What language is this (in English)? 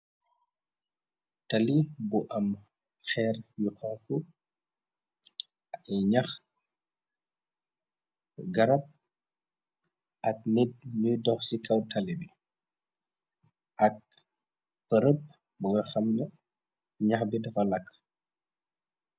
Wolof